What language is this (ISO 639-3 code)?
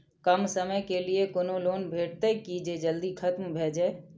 mai